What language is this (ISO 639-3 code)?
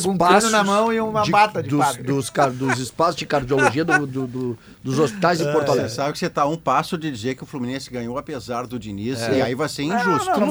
por